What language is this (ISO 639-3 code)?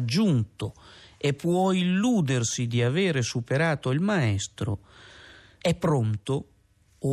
ita